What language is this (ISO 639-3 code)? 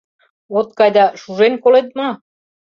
chm